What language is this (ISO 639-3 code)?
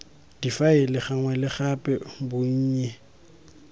tsn